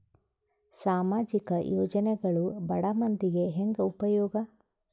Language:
Kannada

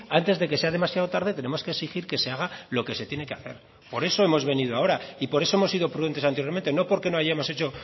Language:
Spanish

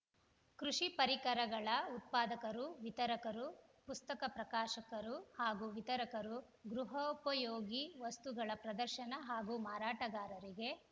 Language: Kannada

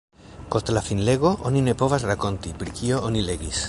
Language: Esperanto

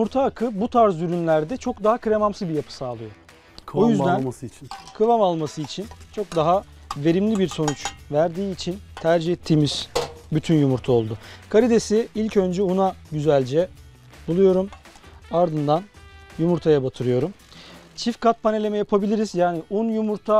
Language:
Turkish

